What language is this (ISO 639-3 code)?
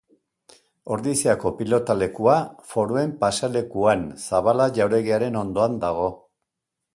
eus